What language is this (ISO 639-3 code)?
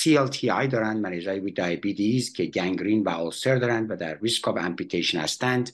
fas